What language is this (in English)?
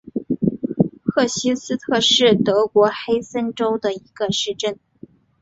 Chinese